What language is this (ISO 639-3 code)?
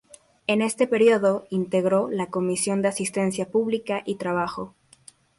spa